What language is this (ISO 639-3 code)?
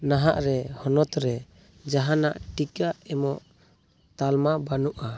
sat